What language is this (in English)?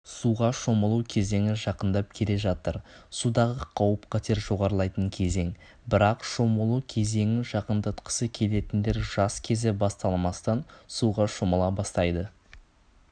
Kazakh